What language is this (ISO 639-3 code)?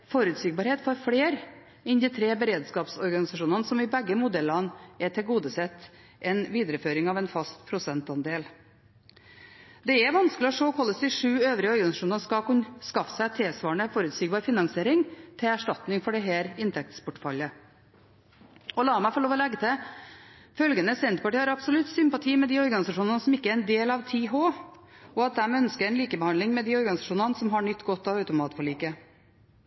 nob